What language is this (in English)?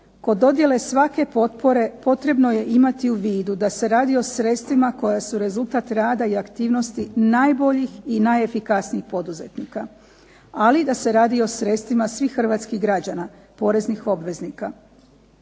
Croatian